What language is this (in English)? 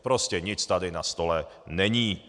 Czech